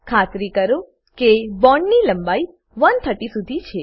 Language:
Gujarati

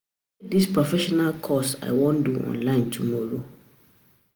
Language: Nigerian Pidgin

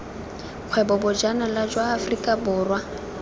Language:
Tswana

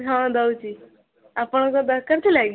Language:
Odia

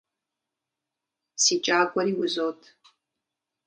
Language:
Kabardian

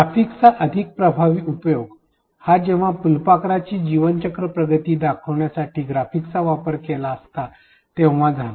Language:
Marathi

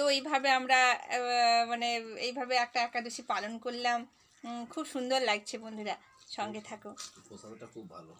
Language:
Bangla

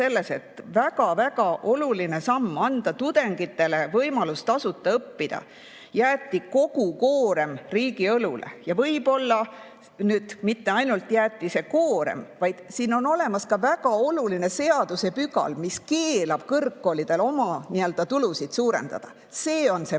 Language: Estonian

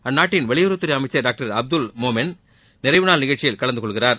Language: Tamil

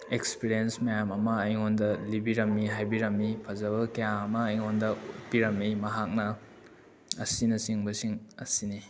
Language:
Manipuri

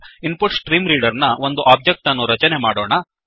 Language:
Kannada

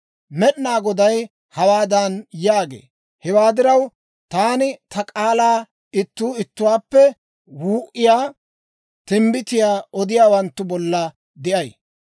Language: Dawro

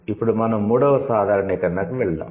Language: Telugu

